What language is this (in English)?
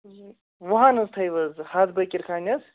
Kashmiri